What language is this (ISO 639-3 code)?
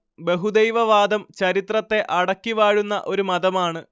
mal